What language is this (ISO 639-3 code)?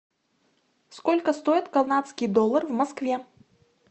rus